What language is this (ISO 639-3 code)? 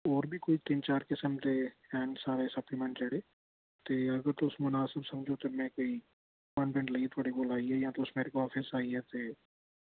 doi